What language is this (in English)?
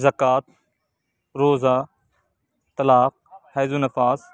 Urdu